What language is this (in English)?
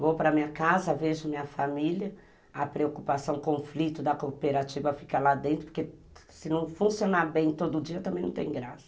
Portuguese